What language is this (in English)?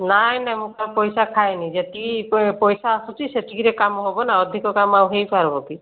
Odia